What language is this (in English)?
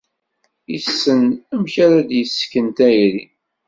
Kabyle